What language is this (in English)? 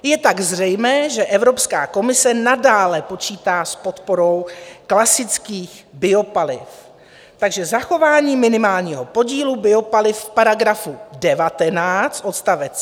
Czech